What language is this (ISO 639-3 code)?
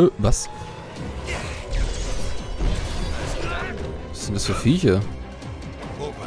deu